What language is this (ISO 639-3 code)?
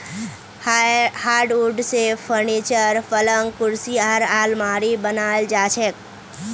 mag